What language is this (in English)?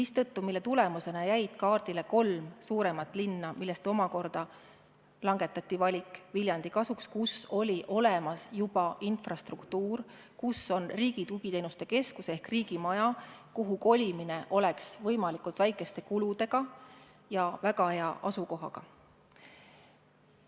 Estonian